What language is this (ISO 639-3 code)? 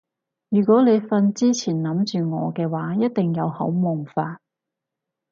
yue